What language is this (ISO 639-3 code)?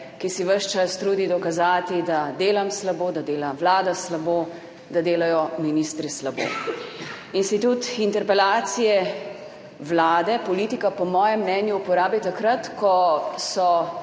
slv